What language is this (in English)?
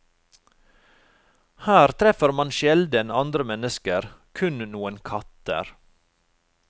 Norwegian